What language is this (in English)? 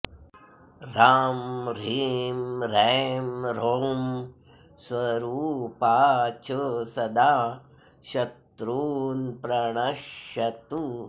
Sanskrit